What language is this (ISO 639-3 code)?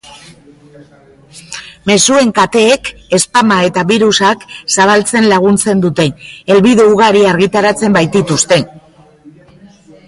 eus